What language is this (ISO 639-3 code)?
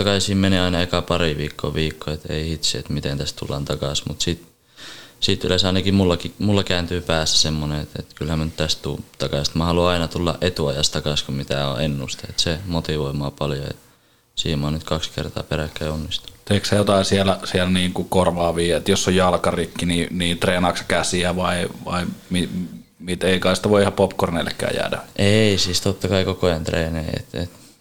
fin